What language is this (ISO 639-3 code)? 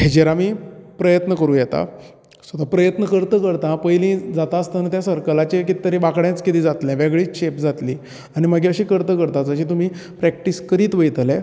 kok